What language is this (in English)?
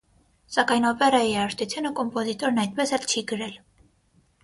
Armenian